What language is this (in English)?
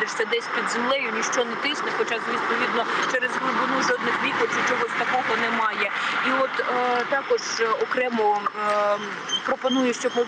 Ukrainian